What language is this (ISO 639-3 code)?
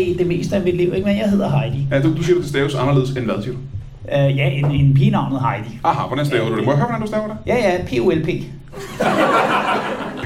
dan